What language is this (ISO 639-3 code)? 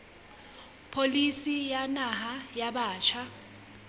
sot